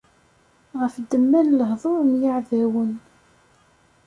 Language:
Kabyle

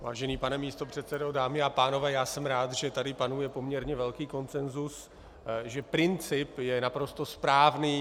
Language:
Czech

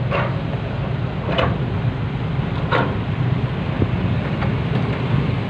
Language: Thai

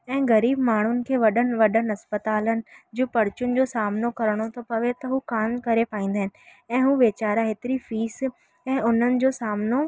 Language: Sindhi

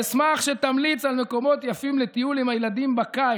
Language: Hebrew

